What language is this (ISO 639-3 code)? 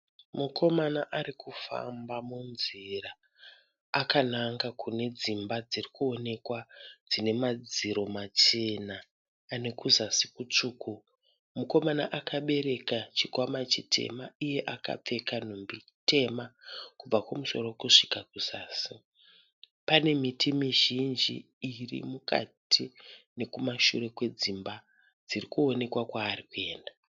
sna